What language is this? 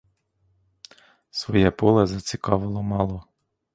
Ukrainian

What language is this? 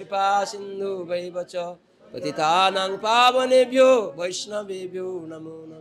Bangla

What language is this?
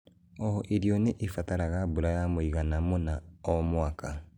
Kikuyu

